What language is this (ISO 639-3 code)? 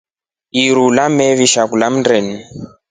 rof